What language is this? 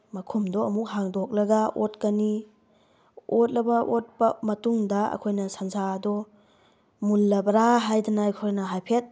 Manipuri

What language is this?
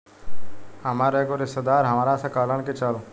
Bhojpuri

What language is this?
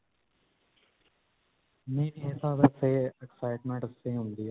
Punjabi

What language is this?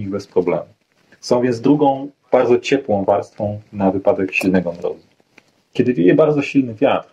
Polish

